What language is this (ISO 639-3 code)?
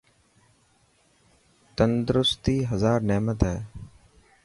mki